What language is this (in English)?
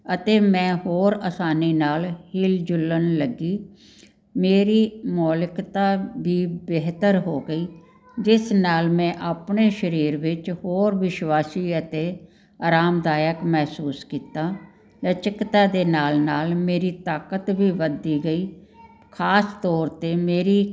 Punjabi